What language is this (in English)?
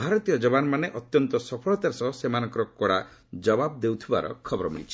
Odia